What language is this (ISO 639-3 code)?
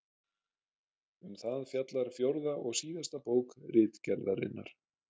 isl